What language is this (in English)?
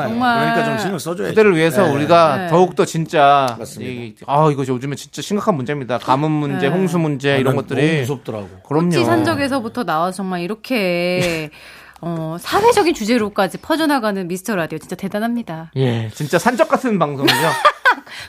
Korean